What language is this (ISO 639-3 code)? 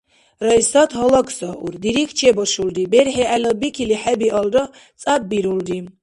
dar